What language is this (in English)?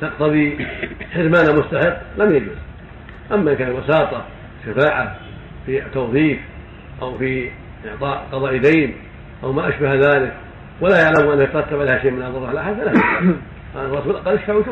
Arabic